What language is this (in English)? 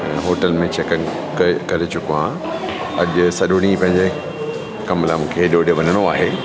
Sindhi